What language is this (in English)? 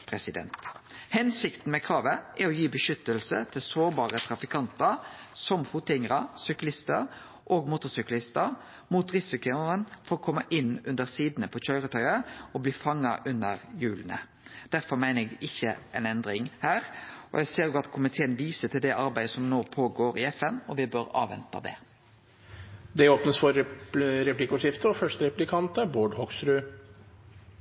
Norwegian